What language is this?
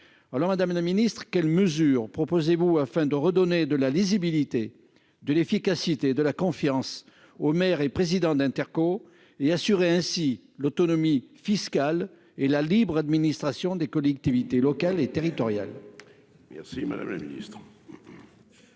French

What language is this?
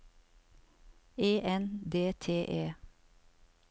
Norwegian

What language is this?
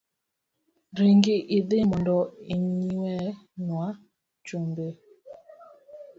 Luo (Kenya and Tanzania)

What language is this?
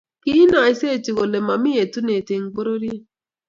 Kalenjin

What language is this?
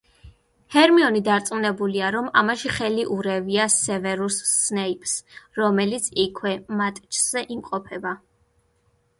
Georgian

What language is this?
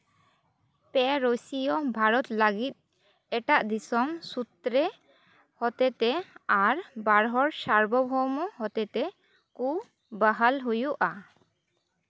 Santali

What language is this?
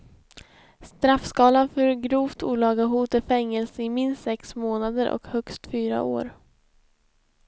Swedish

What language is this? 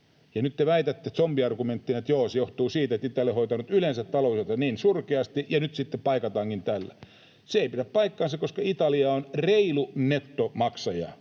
Finnish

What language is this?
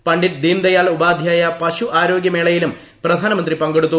Malayalam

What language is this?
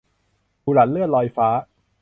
Thai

